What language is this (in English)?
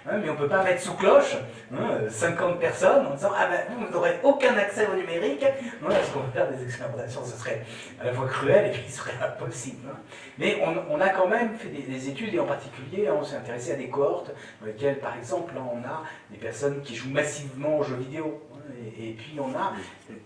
French